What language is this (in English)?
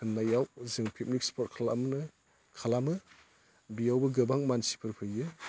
Bodo